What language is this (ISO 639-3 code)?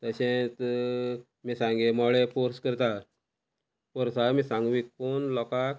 kok